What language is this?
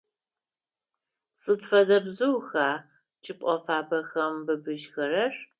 Adyghe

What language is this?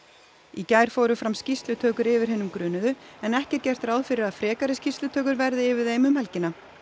Icelandic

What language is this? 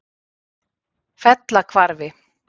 Icelandic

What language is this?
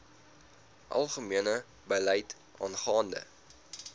Afrikaans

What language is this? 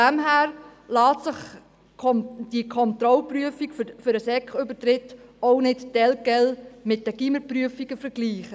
Swiss German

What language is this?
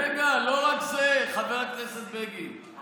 Hebrew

